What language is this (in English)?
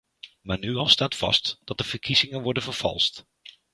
Dutch